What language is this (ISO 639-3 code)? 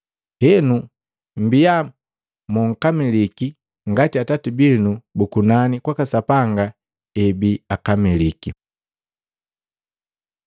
mgv